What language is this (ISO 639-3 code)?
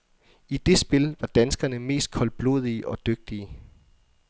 dan